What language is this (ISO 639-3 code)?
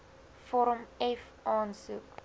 afr